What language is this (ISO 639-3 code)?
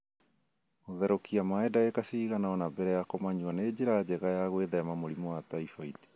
kik